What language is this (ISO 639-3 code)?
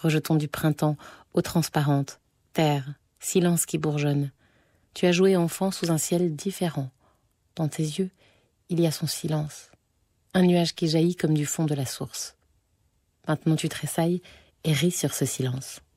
fra